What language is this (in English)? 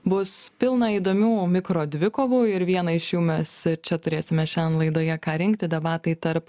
Lithuanian